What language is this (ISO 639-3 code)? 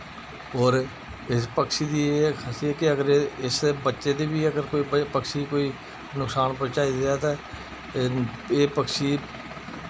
doi